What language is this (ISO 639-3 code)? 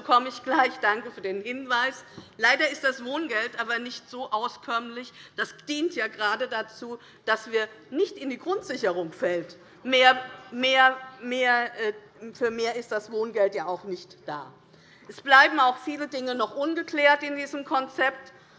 deu